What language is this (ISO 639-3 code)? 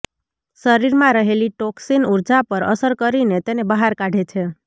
guj